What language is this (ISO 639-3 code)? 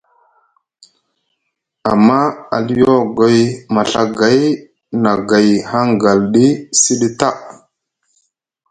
mug